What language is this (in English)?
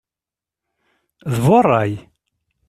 Kabyle